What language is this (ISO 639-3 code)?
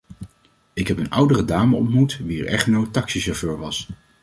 nld